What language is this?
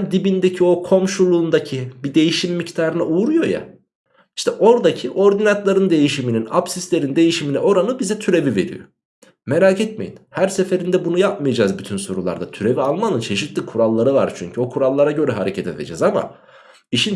Turkish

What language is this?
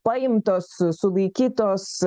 Lithuanian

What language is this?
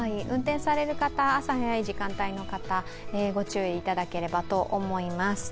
Japanese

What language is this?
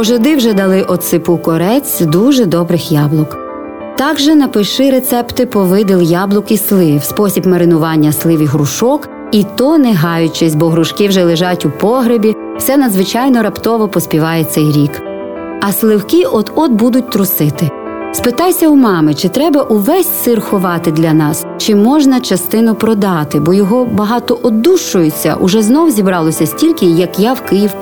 Ukrainian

